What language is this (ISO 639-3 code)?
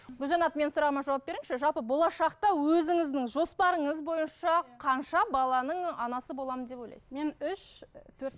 kaz